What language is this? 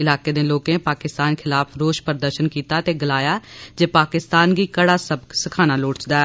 Dogri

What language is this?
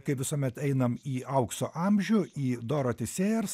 Lithuanian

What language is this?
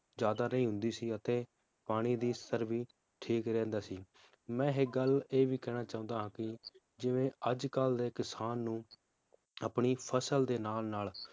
Punjabi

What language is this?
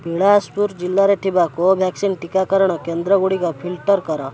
Odia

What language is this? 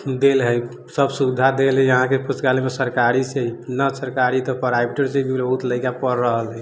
Maithili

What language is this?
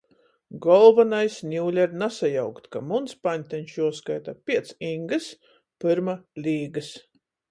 Latgalian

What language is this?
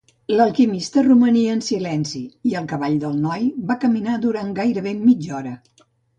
Catalan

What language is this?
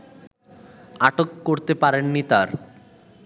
Bangla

